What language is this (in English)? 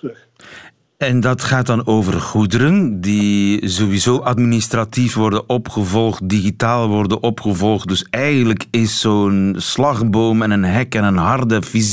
Dutch